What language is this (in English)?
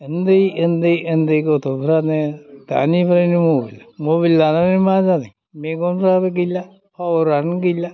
Bodo